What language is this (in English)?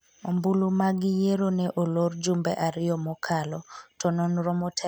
Luo (Kenya and Tanzania)